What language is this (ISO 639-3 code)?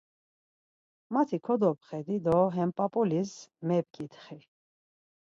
lzz